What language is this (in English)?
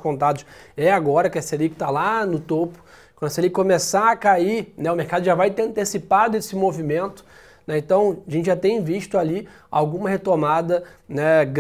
Portuguese